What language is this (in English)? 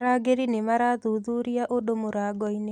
Kikuyu